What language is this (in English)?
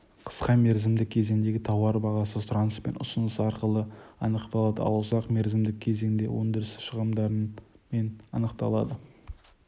Kazakh